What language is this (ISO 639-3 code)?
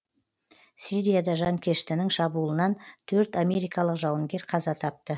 kaz